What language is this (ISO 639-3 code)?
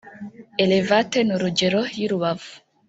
kin